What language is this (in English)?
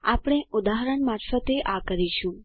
Gujarati